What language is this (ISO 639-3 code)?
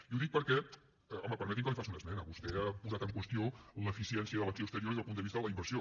cat